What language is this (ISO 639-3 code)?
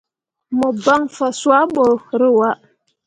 mua